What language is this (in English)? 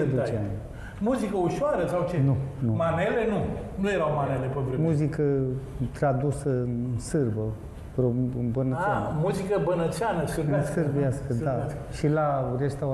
Romanian